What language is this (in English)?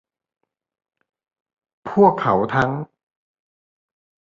Thai